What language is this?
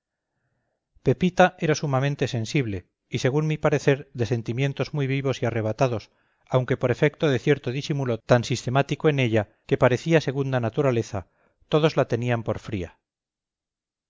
Spanish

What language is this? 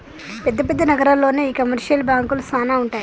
Telugu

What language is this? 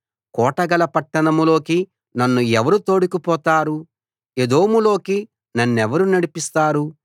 Telugu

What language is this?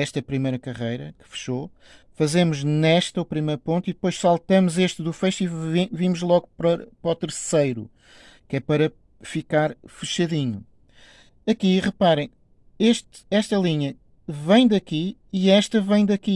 Portuguese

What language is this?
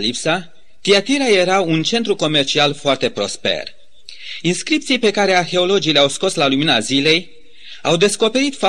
Romanian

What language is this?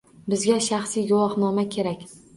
Uzbek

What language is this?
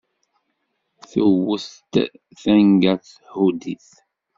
Kabyle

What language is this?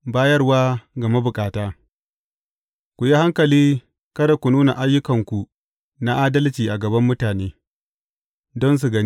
Hausa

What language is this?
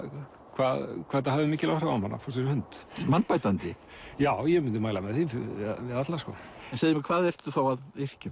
Icelandic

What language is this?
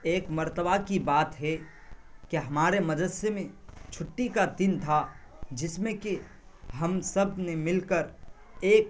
Urdu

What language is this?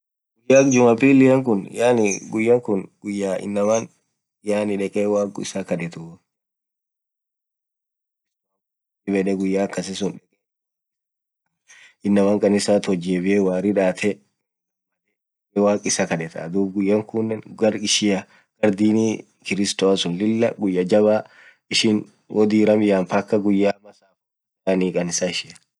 Orma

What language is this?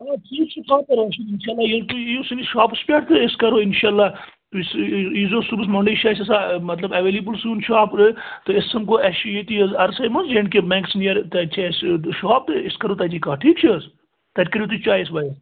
Kashmiri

